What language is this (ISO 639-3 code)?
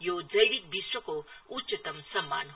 nep